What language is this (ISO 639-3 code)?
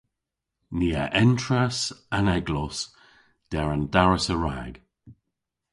cor